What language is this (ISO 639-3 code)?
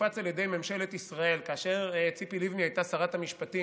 heb